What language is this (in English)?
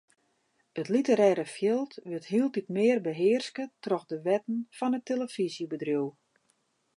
Western Frisian